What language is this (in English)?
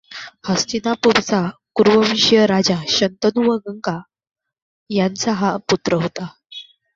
Marathi